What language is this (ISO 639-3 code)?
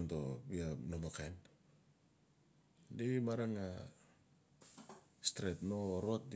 ncf